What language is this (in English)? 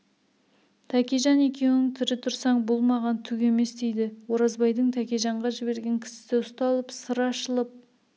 Kazakh